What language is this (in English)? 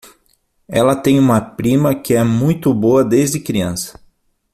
Portuguese